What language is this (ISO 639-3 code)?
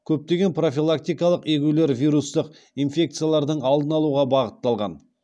kaz